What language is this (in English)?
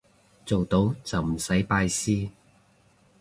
Cantonese